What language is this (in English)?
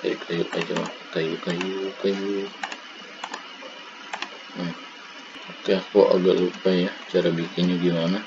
Indonesian